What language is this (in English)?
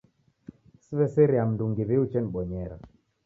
Taita